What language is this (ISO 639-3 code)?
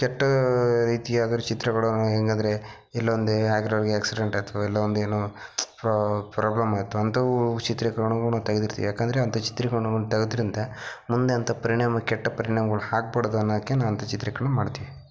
kan